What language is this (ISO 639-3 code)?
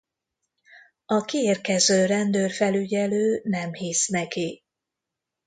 hun